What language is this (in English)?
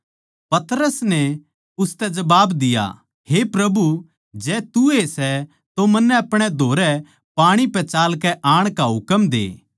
Haryanvi